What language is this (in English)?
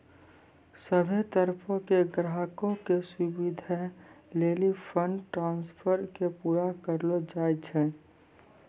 Maithili